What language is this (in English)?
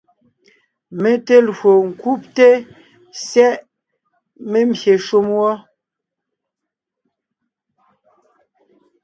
Ngiemboon